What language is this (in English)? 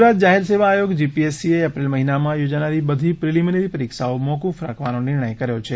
Gujarati